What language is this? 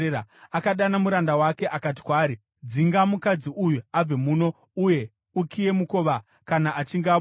Shona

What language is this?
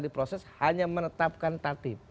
Indonesian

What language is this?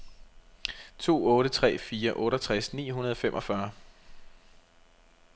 Danish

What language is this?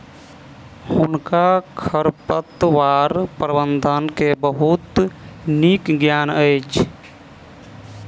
Maithili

